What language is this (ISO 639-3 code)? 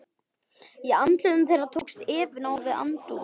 isl